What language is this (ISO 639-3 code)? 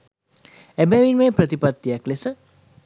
sin